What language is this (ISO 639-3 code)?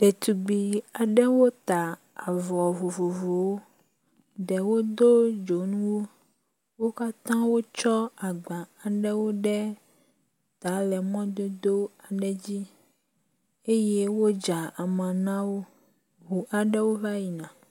ewe